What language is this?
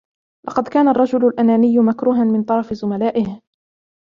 Arabic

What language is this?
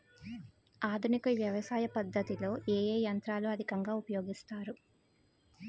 Telugu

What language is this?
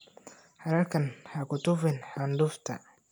Somali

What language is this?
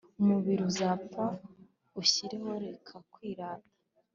Kinyarwanda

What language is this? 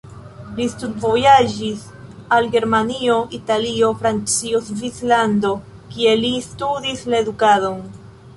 Esperanto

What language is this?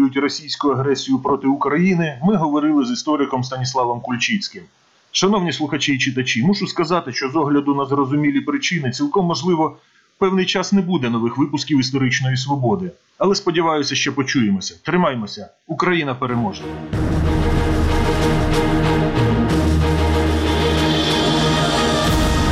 Ukrainian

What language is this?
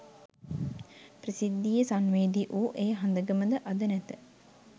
Sinhala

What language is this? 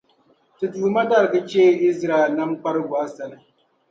Dagbani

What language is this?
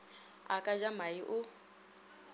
Northern Sotho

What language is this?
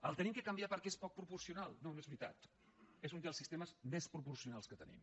Catalan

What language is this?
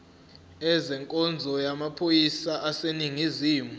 Zulu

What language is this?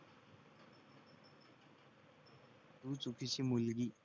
Marathi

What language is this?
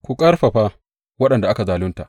Hausa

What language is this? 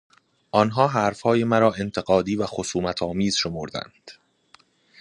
Persian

